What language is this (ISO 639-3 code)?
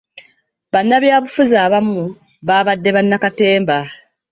lug